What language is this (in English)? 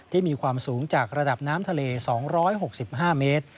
Thai